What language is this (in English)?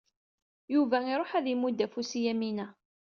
Kabyle